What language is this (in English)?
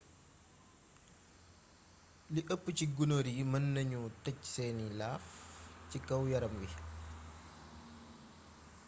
Wolof